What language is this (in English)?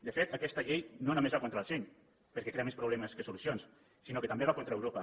Catalan